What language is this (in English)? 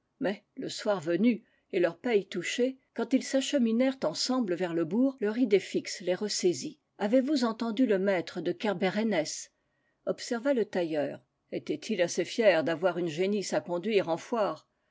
French